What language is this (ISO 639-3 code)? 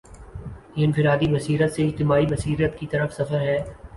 urd